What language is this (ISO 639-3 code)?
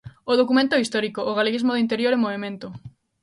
glg